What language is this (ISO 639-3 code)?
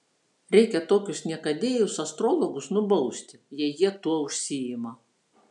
lit